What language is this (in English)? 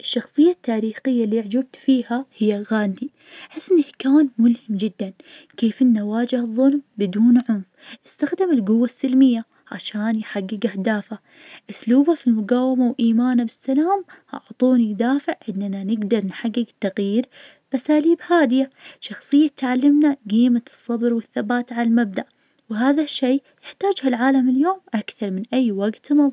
Najdi Arabic